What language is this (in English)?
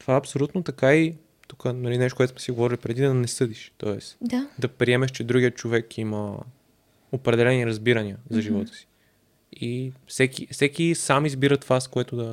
Bulgarian